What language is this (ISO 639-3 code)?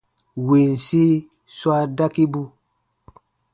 bba